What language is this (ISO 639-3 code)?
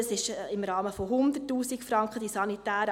gsw